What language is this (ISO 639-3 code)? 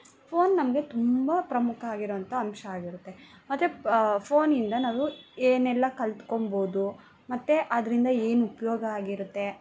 kan